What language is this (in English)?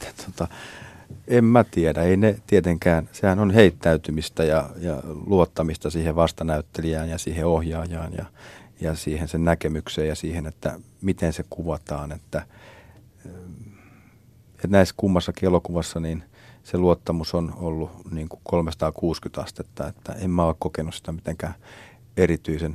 Finnish